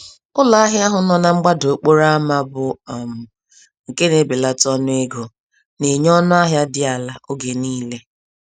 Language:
Igbo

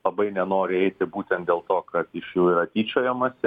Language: Lithuanian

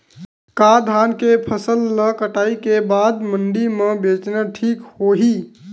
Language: Chhattisgarhi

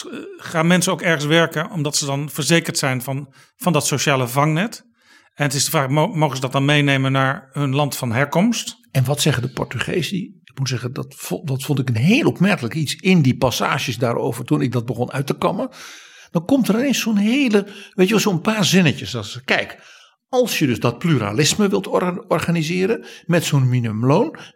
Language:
Dutch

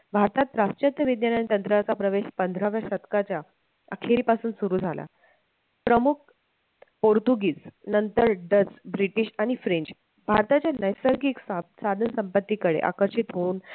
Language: Marathi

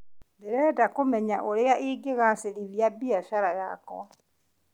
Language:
Kikuyu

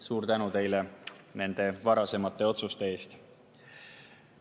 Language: Estonian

